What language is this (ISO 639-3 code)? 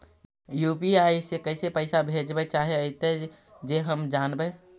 mag